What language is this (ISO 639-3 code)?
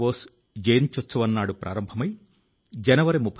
tel